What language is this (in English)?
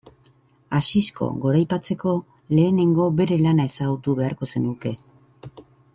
Basque